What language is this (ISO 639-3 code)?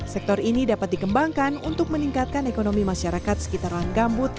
ind